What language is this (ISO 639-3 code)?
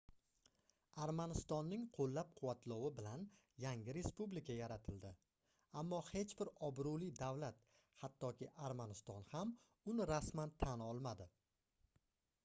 uzb